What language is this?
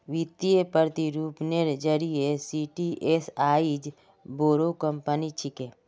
Magahi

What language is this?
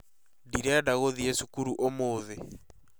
Kikuyu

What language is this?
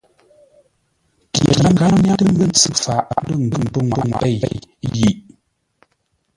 Ngombale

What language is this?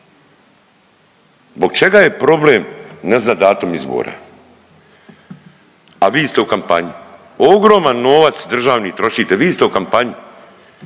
Croatian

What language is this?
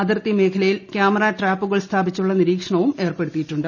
Malayalam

